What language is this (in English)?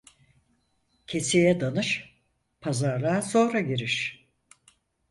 Turkish